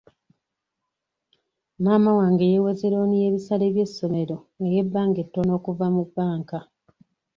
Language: Ganda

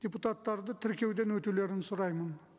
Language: Kazakh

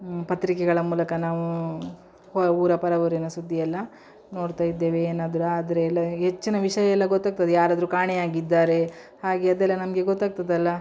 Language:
Kannada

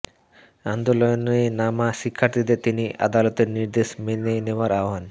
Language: Bangla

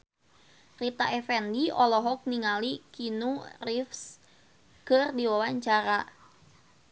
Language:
Sundanese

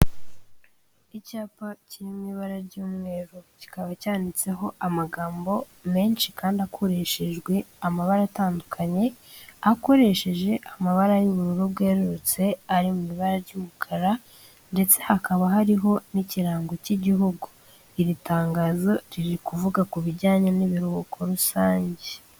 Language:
Kinyarwanda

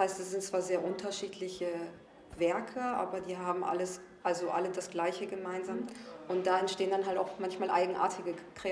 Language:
German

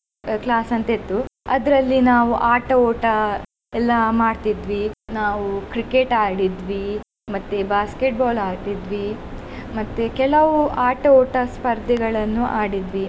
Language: Kannada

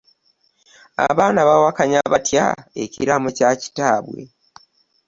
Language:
Ganda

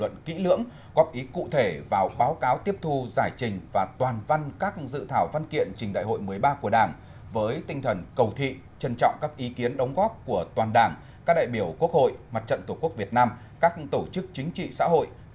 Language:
Vietnamese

